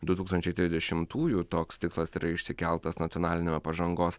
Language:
Lithuanian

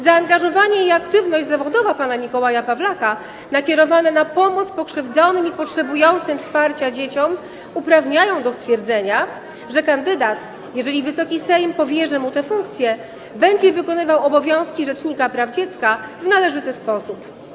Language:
Polish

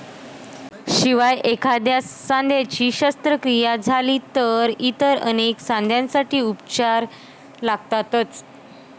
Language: Marathi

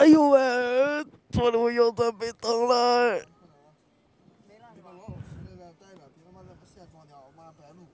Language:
Chinese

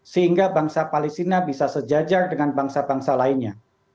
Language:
Indonesian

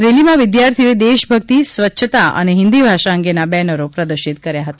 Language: Gujarati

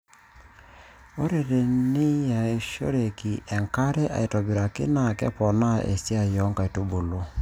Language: Masai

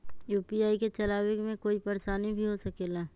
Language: Magahi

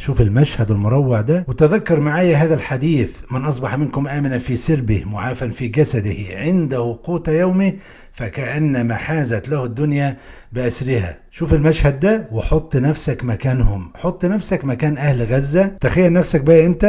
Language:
Arabic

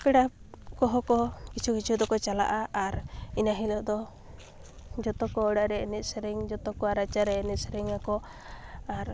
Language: Santali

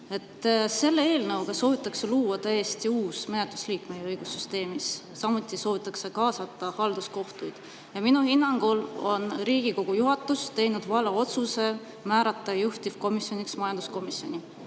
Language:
Estonian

